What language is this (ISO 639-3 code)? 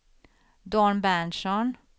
swe